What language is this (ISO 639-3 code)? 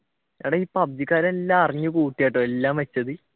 mal